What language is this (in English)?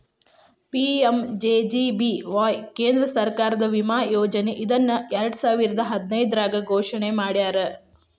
Kannada